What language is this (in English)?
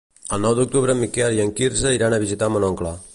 Catalan